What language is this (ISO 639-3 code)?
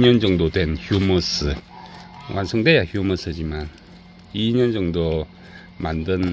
kor